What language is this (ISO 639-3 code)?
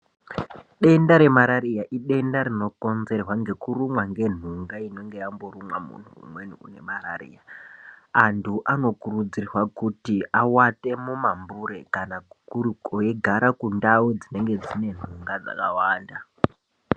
ndc